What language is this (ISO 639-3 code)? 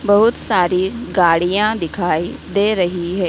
hin